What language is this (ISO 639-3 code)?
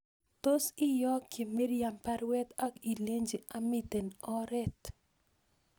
kln